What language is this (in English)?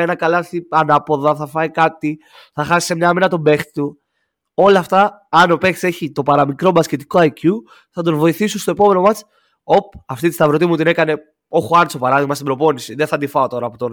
Greek